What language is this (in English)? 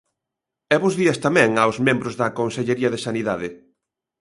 Galician